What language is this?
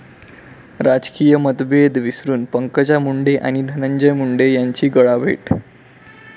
Marathi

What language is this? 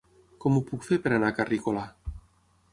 Catalan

